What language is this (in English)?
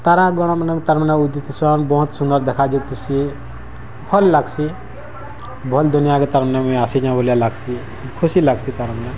Odia